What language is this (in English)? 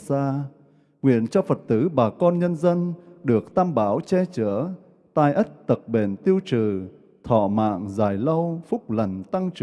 Vietnamese